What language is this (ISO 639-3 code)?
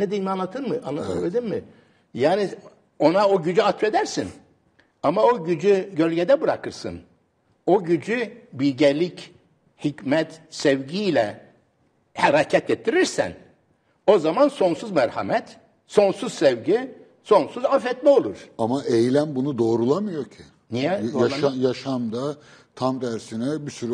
tur